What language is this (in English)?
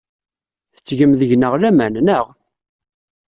Kabyle